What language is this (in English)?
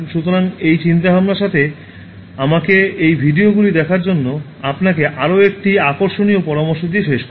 Bangla